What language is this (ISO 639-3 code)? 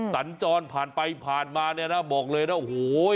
tha